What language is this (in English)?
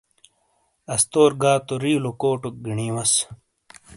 Shina